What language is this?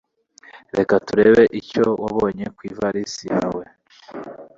Kinyarwanda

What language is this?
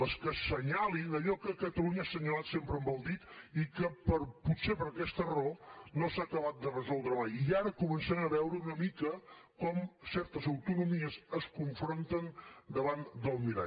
Catalan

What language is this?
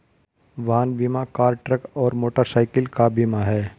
Hindi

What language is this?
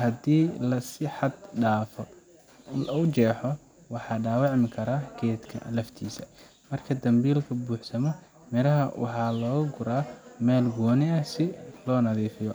Somali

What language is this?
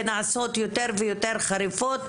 Hebrew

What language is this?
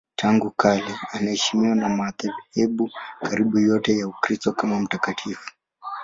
Swahili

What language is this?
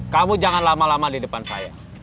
Indonesian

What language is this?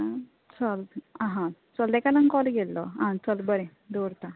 Konkani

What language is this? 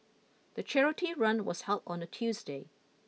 English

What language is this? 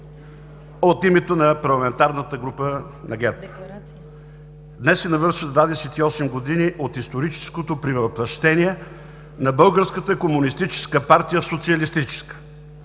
Bulgarian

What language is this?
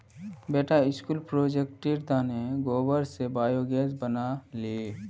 Magahi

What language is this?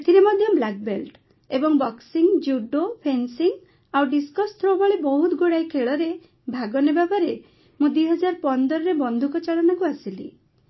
Odia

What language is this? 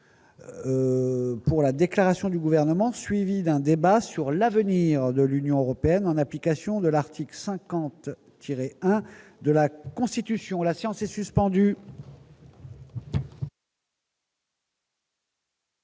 French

